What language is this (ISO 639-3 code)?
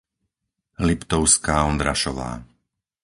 slk